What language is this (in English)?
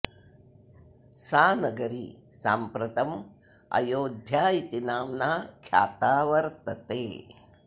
Sanskrit